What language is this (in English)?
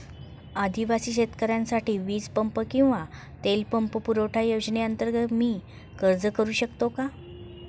Marathi